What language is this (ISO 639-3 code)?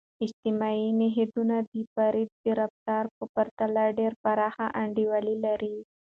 pus